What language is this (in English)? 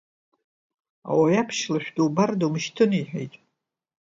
Abkhazian